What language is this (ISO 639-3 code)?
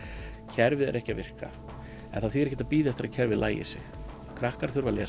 isl